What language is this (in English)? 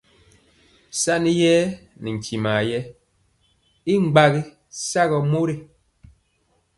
Mpiemo